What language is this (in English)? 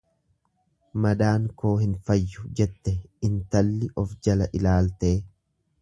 Oromo